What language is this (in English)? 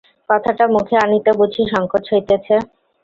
Bangla